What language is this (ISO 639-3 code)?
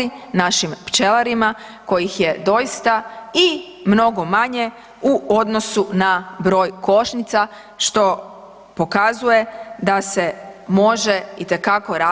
hrv